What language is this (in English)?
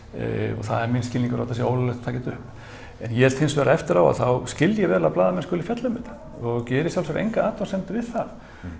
Icelandic